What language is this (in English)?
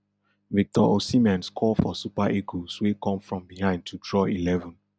Nigerian Pidgin